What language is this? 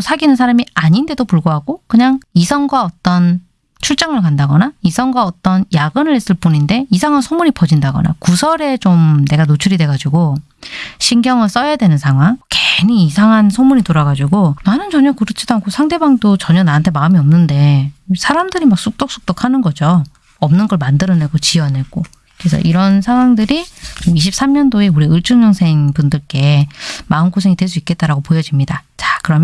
Korean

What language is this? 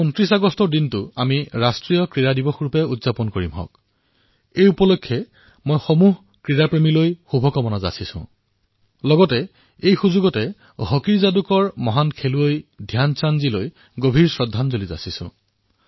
Assamese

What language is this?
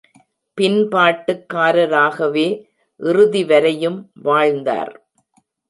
Tamil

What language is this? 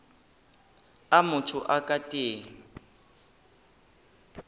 Northern Sotho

